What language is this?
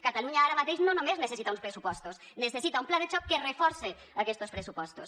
Catalan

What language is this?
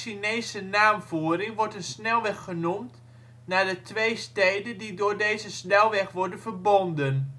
Dutch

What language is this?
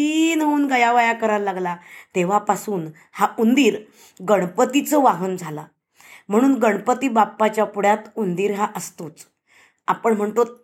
Marathi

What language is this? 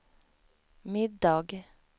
Swedish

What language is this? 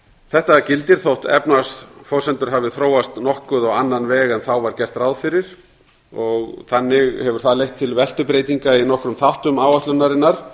Icelandic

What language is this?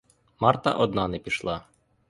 Ukrainian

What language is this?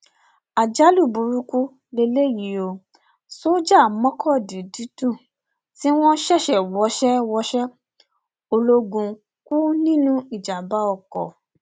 Yoruba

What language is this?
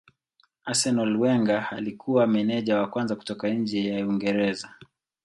Swahili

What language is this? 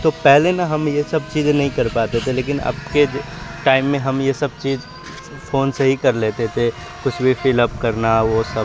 Urdu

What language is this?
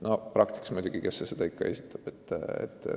Estonian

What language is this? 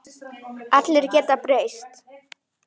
Icelandic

